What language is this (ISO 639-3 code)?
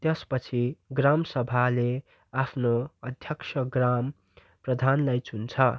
nep